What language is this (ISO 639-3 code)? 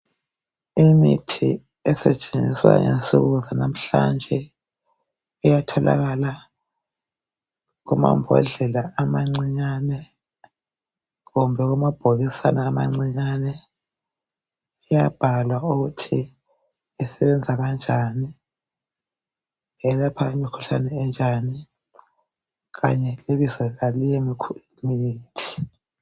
nde